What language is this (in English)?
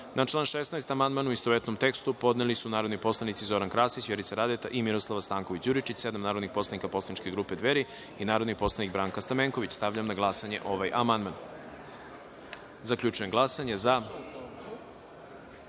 Serbian